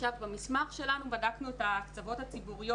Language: Hebrew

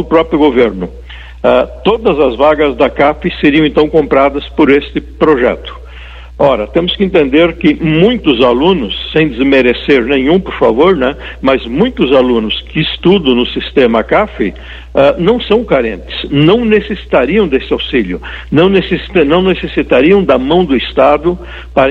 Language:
Portuguese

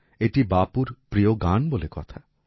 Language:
Bangla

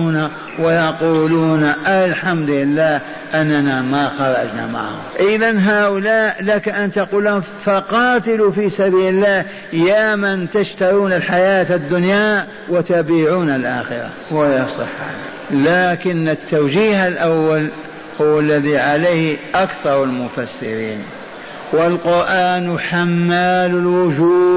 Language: Arabic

